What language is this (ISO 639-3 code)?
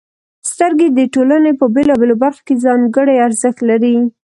pus